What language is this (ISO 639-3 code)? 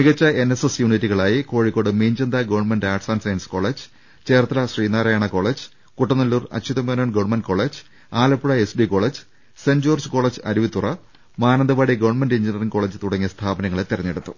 mal